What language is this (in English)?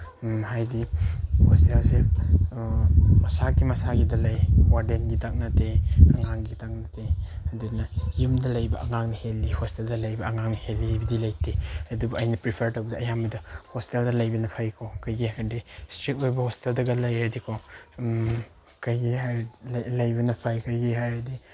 Manipuri